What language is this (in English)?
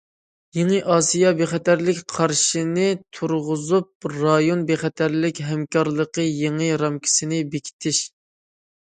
Uyghur